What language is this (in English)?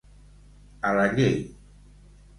Catalan